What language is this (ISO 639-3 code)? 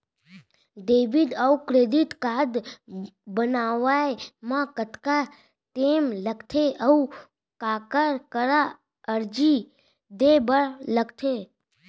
hne